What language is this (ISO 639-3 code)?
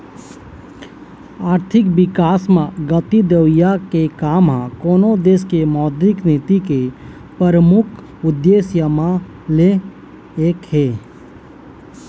hne